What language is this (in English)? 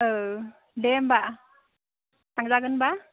Bodo